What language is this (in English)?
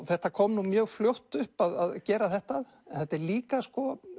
Icelandic